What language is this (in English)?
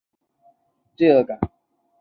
Chinese